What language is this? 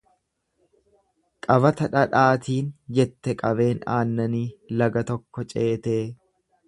Oromo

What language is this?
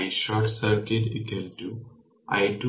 Bangla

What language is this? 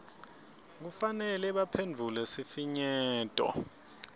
Swati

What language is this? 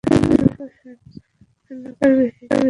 Bangla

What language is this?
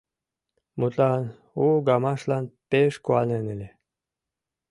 Mari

